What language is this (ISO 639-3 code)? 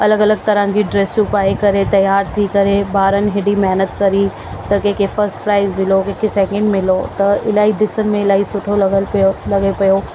snd